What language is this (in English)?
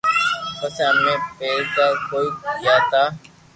Loarki